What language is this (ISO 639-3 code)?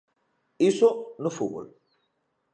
glg